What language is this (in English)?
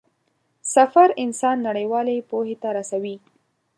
Pashto